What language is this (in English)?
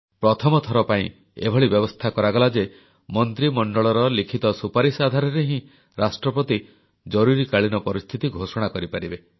Odia